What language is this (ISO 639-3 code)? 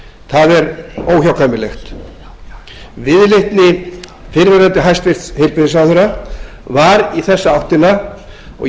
isl